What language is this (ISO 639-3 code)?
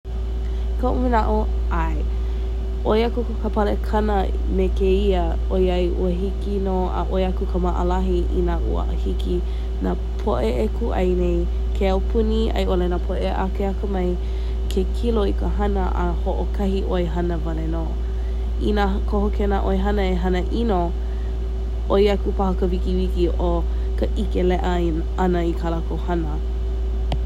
haw